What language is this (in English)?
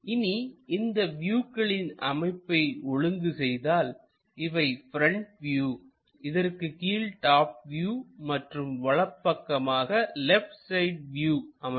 Tamil